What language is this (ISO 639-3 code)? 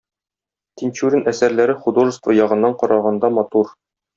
tat